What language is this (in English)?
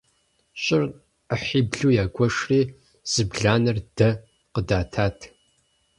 Kabardian